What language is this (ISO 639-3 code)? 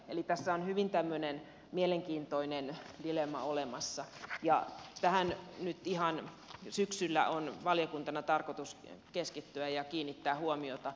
fin